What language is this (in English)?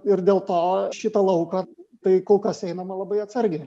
Lithuanian